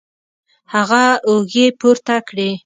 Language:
Pashto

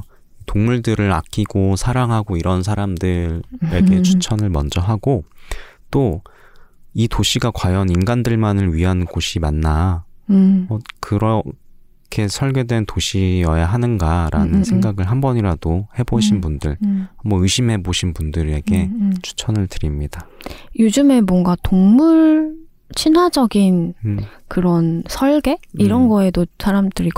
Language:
Korean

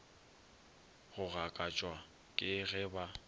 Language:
Northern Sotho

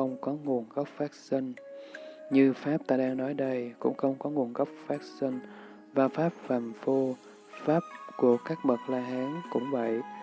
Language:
Vietnamese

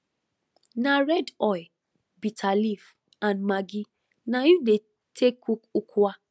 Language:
Nigerian Pidgin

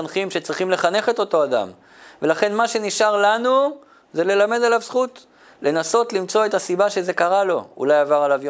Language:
Hebrew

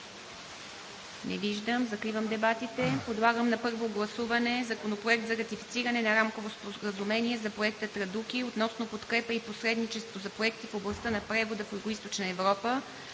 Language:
Bulgarian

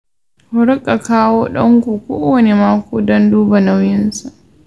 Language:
Hausa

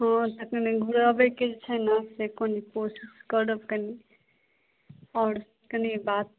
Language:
Maithili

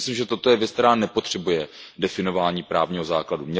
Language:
Czech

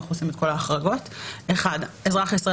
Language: Hebrew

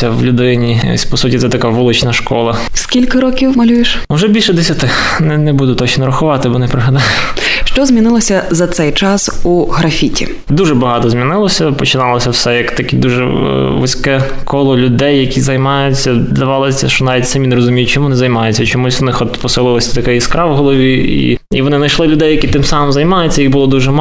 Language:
Ukrainian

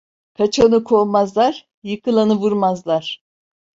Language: Turkish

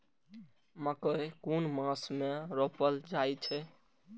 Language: Maithili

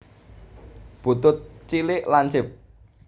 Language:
Javanese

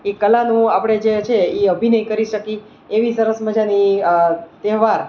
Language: Gujarati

